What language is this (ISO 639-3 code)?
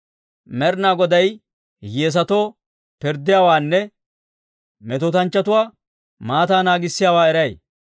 dwr